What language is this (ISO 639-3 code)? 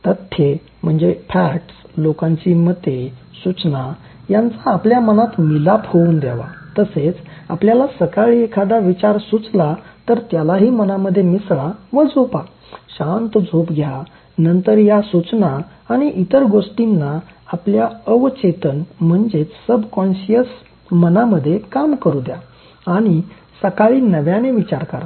mar